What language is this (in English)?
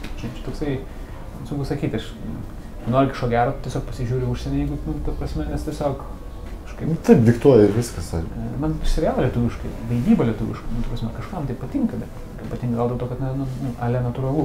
Lithuanian